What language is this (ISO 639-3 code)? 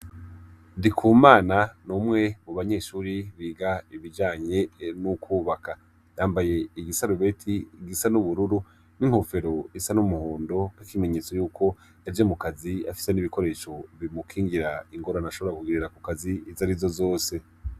run